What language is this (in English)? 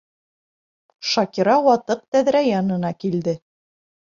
Bashkir